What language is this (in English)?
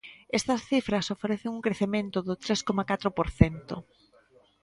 Galician